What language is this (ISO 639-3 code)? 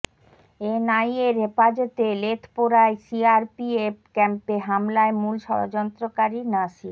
ben